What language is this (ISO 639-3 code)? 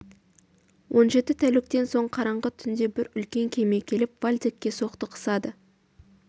kaz